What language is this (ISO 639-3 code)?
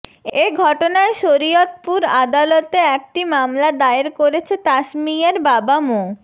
ben